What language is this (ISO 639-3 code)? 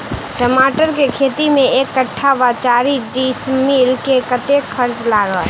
mai